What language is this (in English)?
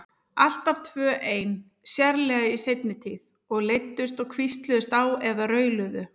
Icelandic